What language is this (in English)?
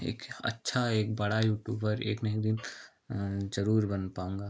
Hindi